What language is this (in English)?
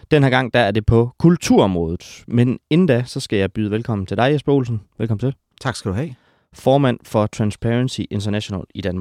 Danish